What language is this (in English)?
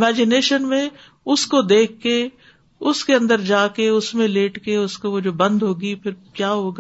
Urdu